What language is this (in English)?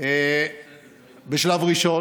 Hebrew